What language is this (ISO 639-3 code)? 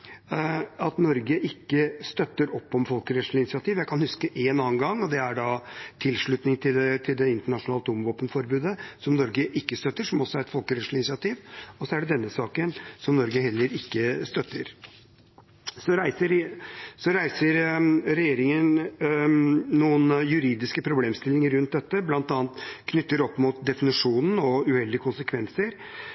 nob